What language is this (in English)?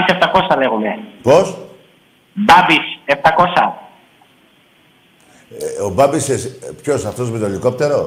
Greek